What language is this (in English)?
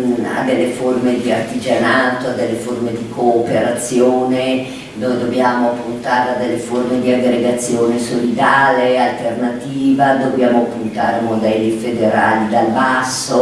Italian